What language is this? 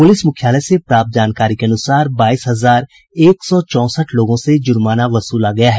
Hindi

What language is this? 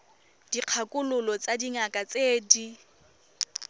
Tswana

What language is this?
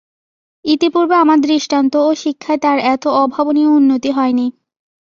Bangla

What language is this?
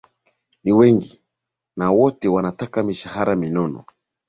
Swahili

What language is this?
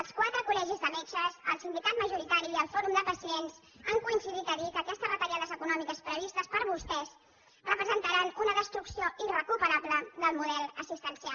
Catalan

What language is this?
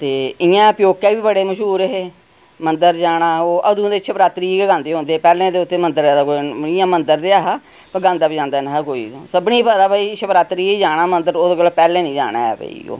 Dogri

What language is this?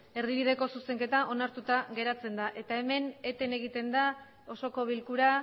Basque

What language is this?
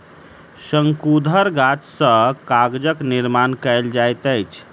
Maithili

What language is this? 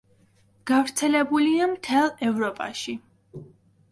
Georgian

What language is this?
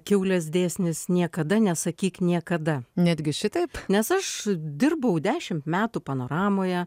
Lithuanian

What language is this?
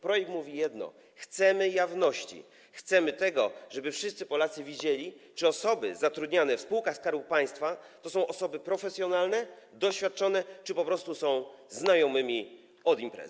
Polish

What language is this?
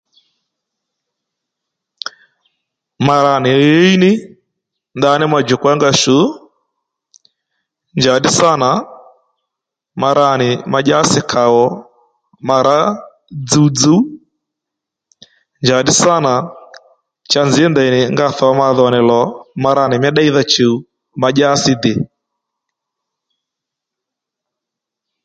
Lendu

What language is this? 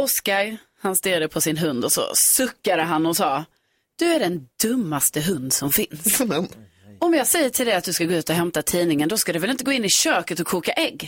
Swedish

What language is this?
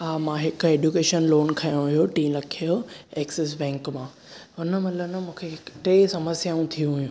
Sindhi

